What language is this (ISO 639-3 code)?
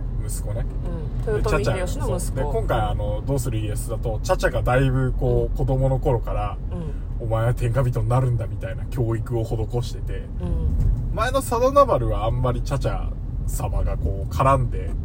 jpn